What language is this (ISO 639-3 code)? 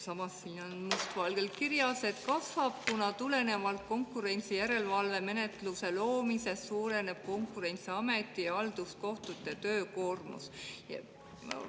est